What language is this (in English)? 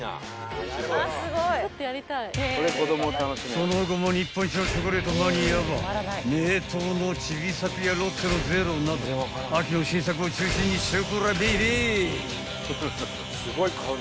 Japanese